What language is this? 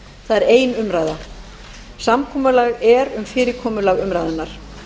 Icelandic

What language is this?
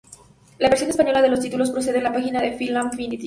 Spanish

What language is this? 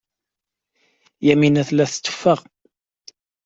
Kabyle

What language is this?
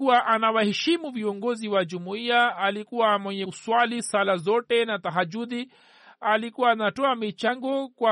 Swahili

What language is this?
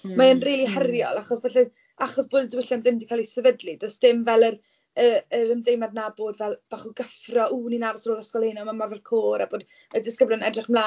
Welsh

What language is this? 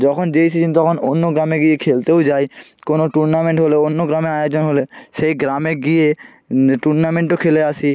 Bangla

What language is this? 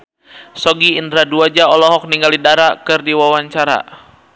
Sundanese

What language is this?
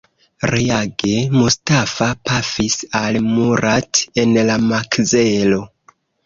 Esperanto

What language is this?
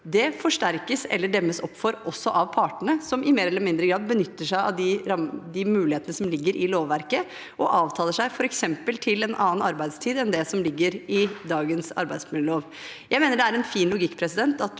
Norwegian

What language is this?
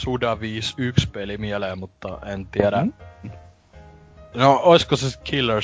Finnish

